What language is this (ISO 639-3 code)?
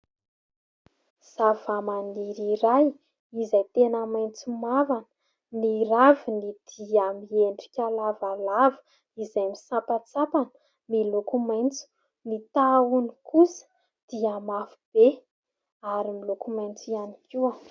mlg